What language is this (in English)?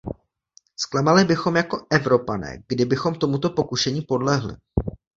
Czech